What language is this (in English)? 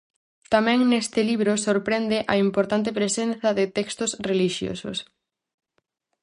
Galician